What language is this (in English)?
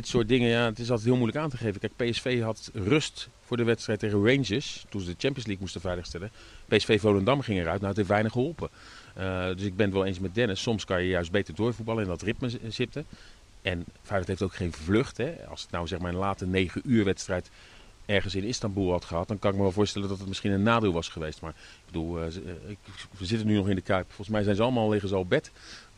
Dutch